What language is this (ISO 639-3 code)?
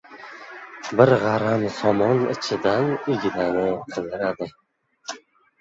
uzb